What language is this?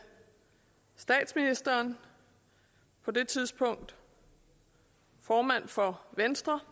Danish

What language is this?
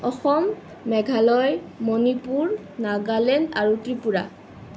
Assamese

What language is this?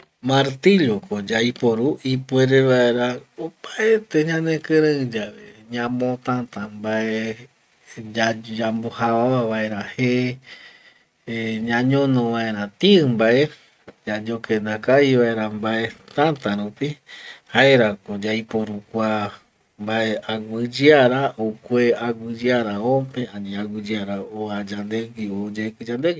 Eastern Bolivian Guaraní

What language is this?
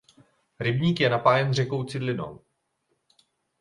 Czech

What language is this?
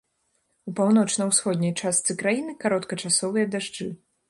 Belarusian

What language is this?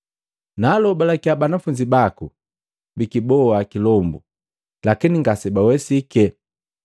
Matengo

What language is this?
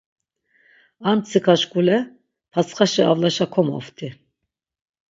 Laz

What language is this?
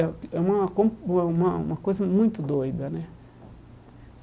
Portuguese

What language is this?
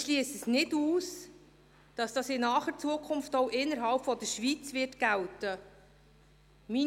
Swiss German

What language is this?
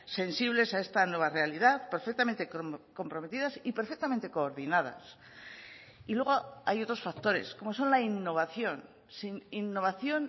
Spanish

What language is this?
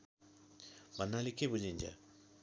Nepali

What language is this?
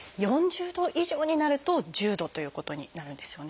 Japanese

